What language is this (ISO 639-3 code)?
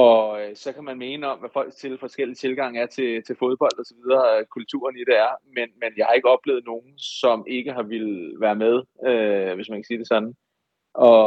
dan